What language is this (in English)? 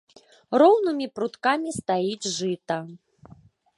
Belarusian